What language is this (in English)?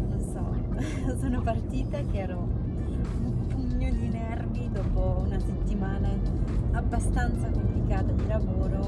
Italian